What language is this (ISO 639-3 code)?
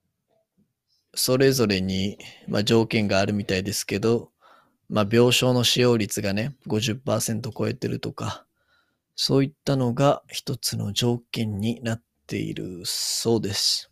jpn